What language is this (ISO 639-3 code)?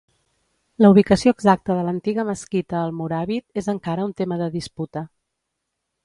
cat